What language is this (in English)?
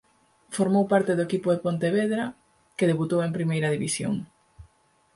Galician